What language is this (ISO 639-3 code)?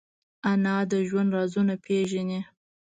pus